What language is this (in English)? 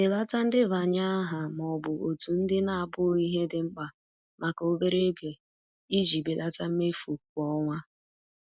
Igbo